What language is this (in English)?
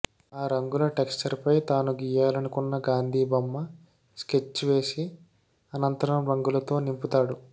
Telugu